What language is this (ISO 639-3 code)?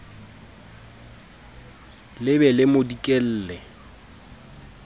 sot